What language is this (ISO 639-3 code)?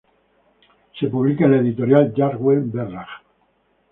spa